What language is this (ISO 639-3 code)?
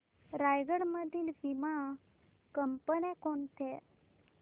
mar